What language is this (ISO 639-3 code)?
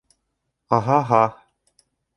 bak